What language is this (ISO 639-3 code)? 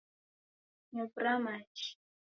dav